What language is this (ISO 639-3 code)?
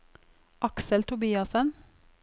nor